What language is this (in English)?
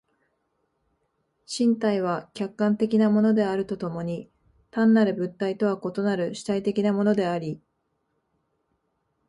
Japanese